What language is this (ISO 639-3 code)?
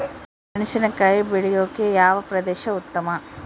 kan